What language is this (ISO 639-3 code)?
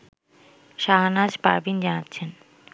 ben